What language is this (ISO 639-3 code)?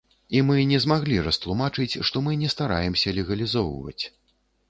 bel